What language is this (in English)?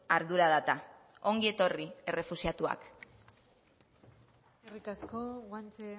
Basque